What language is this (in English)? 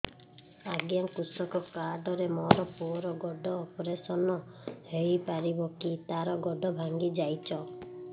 Odia